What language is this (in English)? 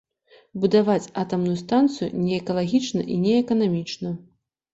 Belarusian